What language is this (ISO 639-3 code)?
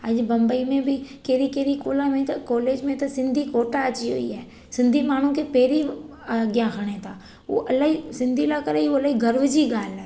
snd